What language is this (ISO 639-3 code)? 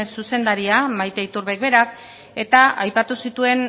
eus